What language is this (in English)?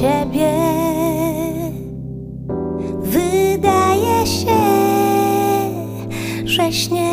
Vietnamese